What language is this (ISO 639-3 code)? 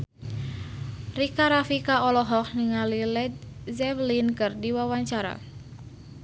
sun